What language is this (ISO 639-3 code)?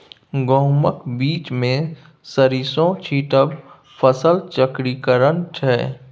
mai